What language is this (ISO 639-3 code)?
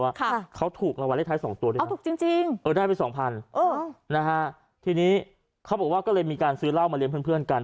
tha